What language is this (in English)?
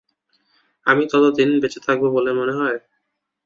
Bangla